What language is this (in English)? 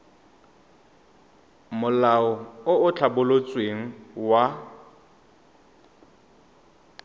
Tswana